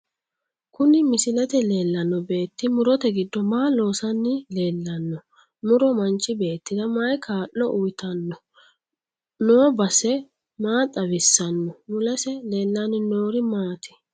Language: Sidamo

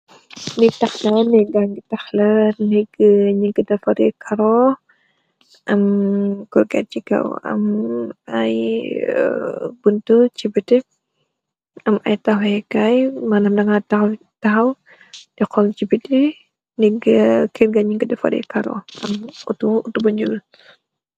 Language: Wolof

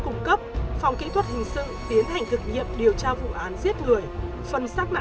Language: Vietnamese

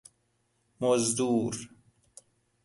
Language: Persian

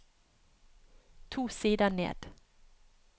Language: Norwegian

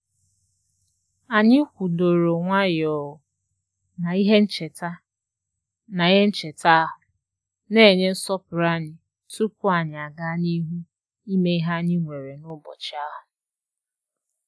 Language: Igbo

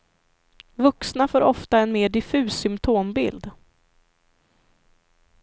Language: Swedish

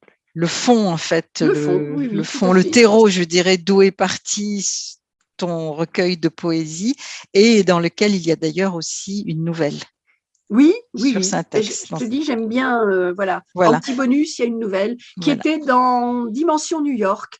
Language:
French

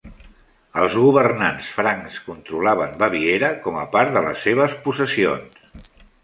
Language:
Catalan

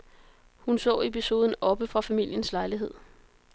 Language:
Danish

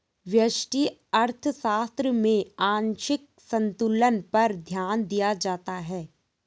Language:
Hindi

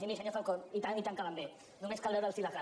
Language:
Catalan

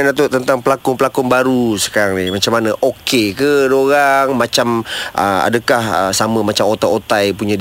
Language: Malay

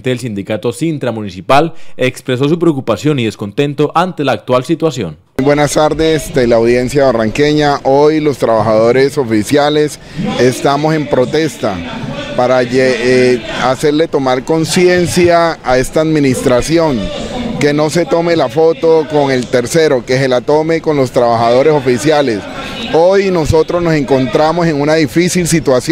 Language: Spanish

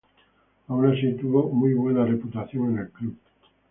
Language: Spanish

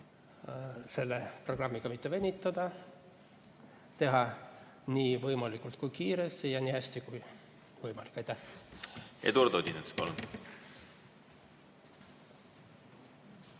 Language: Estonian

